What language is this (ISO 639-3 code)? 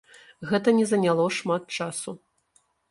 bel